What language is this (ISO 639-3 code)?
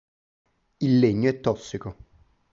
ita